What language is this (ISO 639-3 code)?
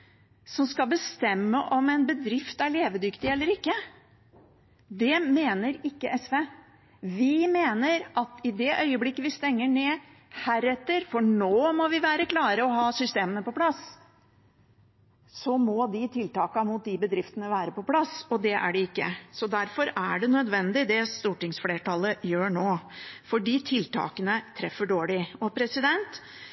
nob